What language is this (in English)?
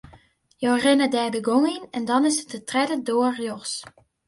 Western Frisian